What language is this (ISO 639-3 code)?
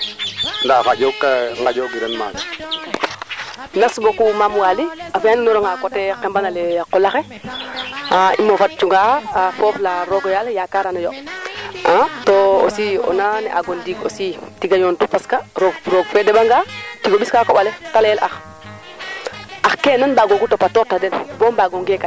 srr